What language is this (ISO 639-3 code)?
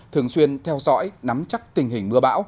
vie